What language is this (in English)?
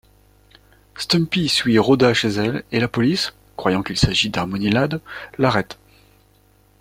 French